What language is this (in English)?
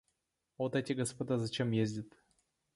Russian